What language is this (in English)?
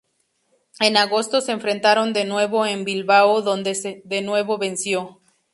Spanish